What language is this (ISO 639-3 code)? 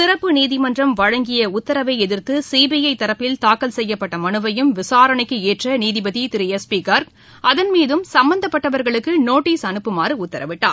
tam